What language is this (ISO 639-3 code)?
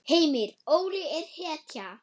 isl